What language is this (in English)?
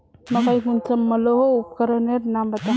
Magahi